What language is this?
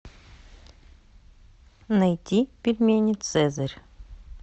Russian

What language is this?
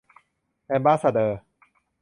Thai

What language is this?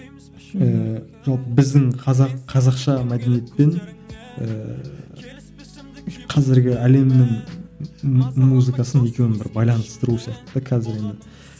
Kazakh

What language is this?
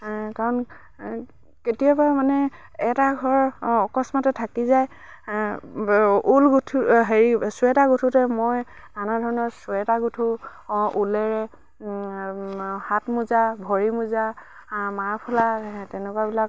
Assamese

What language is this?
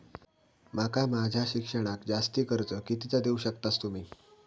Marathi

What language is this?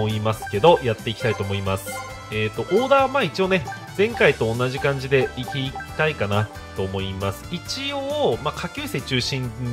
Japanese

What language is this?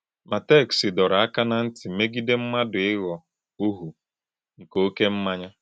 Igbo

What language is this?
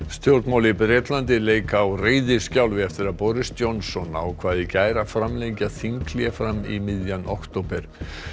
Icelandic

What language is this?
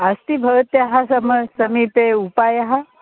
Sanskrit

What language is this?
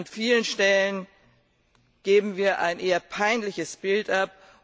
German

